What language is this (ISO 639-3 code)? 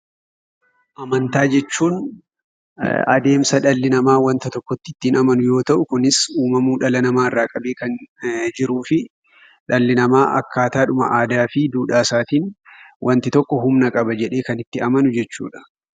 orm